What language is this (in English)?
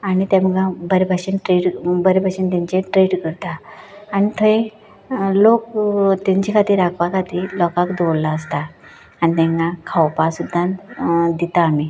Konkani